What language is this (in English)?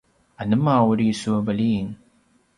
Paiwan